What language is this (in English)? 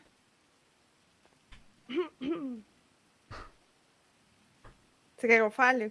Portuguese